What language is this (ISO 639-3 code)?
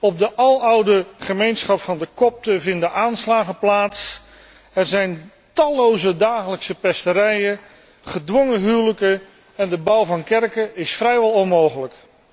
nld